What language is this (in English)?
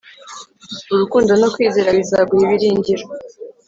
Kinyarwanda